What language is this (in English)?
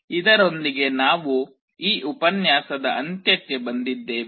Kannada